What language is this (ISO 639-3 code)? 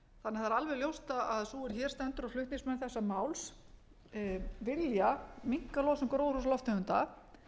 isl